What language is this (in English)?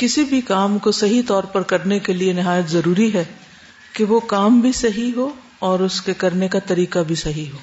Urdu